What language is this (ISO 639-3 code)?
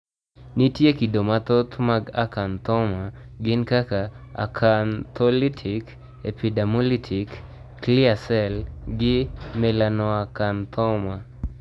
luo